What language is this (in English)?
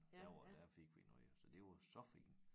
Danish